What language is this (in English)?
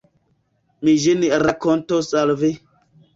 Esperanto